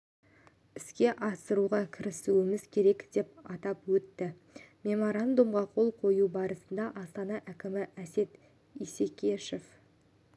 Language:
Kazakh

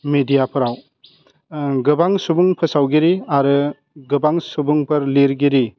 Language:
Bodo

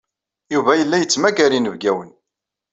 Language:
Kabyle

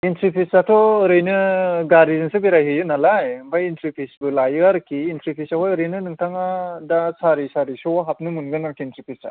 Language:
Bodo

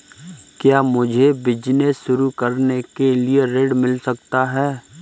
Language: Hindi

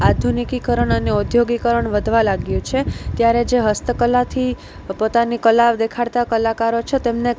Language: Gujarati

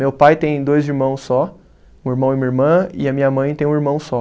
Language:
Portuguese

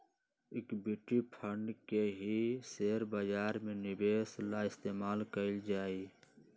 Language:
Magahi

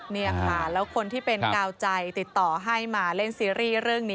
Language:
Thai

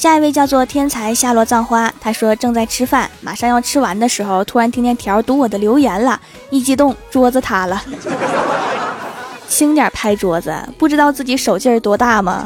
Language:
Chinese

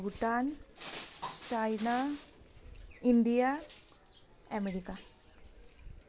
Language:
Nepali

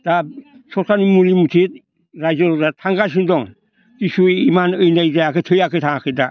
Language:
Bodo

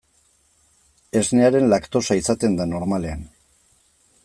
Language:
Basque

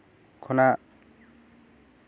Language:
Santali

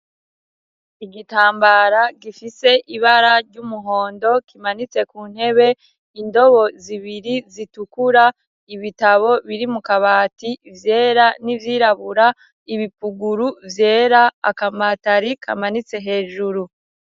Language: Rundi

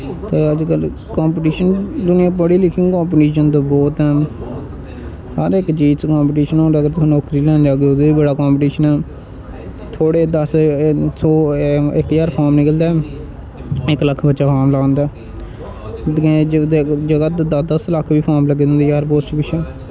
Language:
Dogri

